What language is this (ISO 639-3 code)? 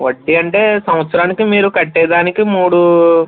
tel